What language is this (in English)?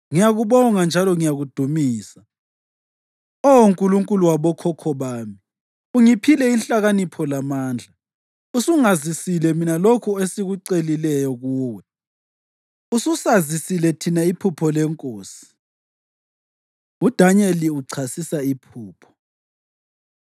North Ndebele